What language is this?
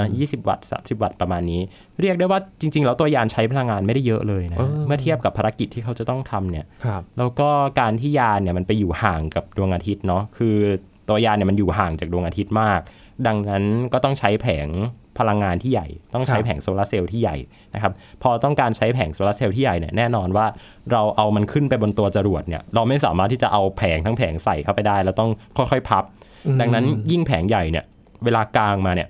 Thai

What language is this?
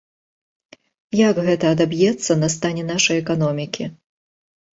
Belarusian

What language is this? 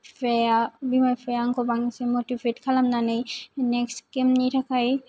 Bodo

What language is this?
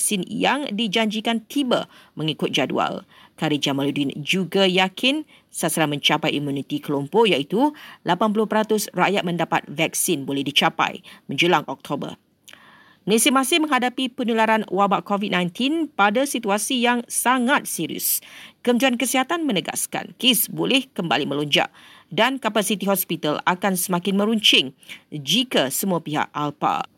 Malay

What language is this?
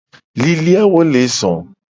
Gen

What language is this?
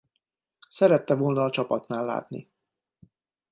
Hungarian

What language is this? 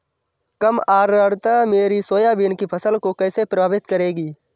Hindi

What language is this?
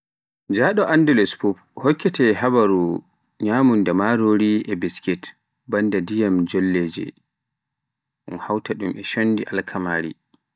Pular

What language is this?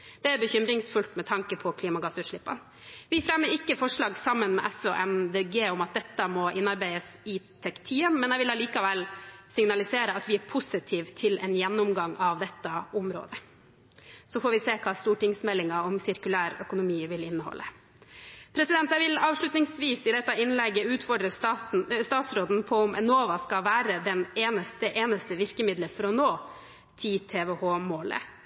Norwegian Bokmål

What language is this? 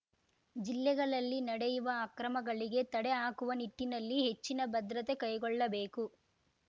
Kannada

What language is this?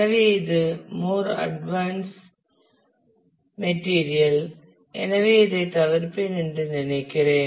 Tamil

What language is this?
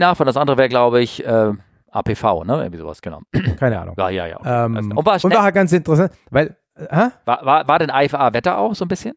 German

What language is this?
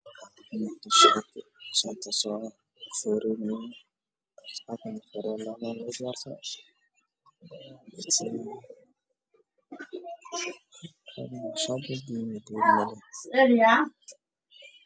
Somali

